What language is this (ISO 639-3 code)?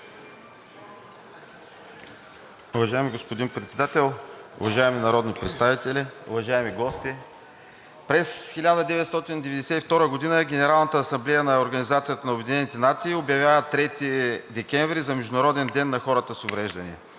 bul